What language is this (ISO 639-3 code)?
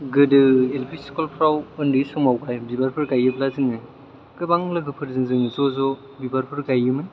brx